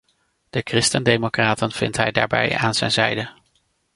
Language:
Dutch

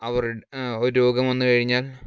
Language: Malayalam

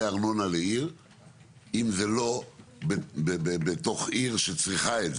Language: Hebrew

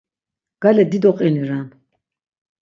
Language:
Laz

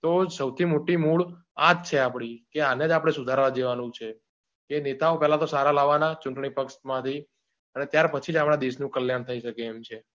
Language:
Gujarati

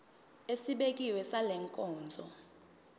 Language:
Zulu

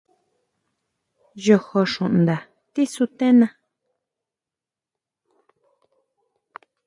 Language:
Huautla Mazatec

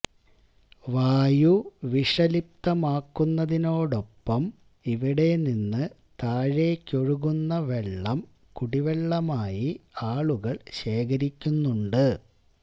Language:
Malayalam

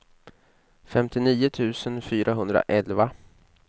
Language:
Swedish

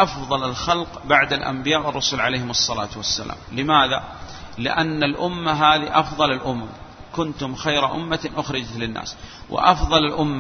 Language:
Arabic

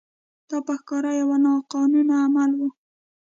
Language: Pashto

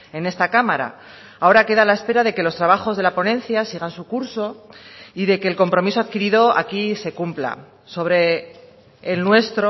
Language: Spanish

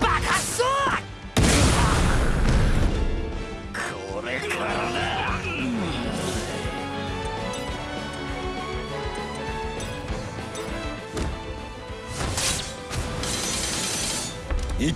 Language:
Japanese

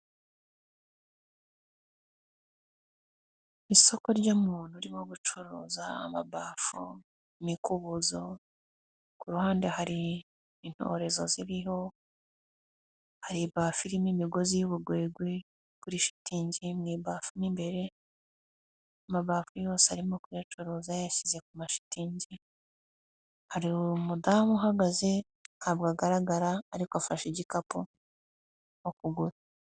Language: Kinyarwanda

